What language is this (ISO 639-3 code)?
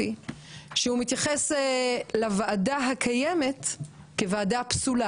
heb